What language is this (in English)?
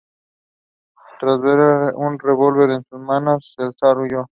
Spanish